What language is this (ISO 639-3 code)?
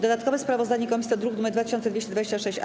pol